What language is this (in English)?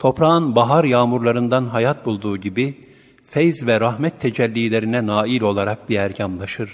Turkish